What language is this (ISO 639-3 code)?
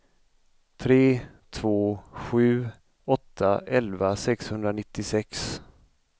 swe